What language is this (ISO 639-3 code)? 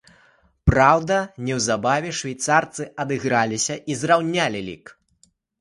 bel